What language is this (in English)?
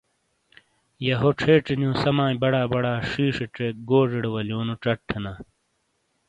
Shina